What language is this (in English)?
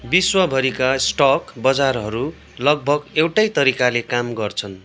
Nepali